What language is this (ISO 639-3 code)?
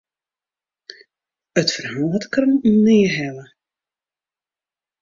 fry